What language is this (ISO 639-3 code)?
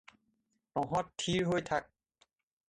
asm